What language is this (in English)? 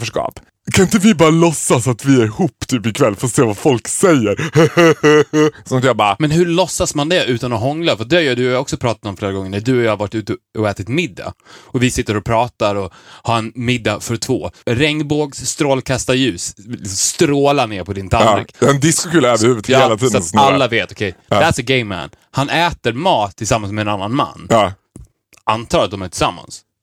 Swedish